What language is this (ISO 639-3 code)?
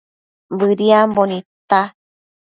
mcf